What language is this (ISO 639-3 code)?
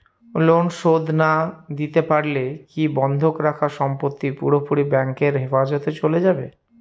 ben